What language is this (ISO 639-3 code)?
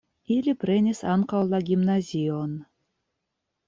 epo